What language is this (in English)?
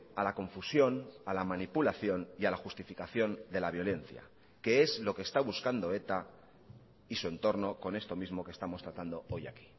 Spanish